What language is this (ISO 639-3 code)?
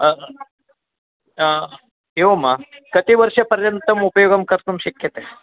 san